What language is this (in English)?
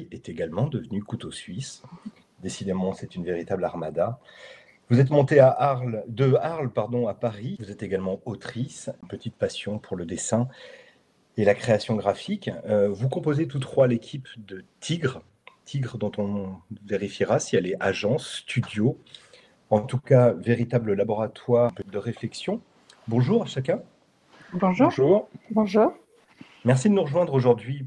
French